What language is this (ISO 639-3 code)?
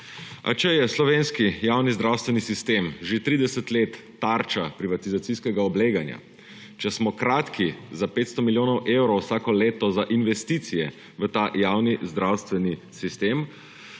slv